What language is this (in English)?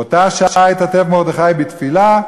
Hebrew